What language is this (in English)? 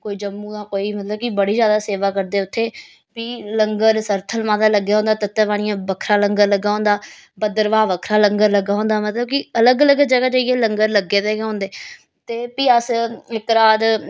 Dogri